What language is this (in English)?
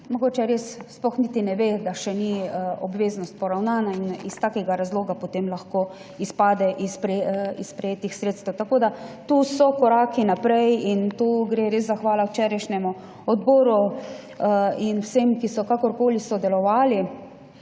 Slovenian